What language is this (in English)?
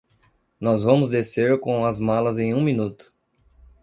Portuguese